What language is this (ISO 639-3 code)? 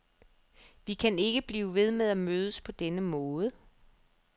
dan